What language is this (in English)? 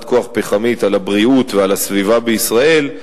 Hebrew